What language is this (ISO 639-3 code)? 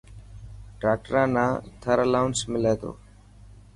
mki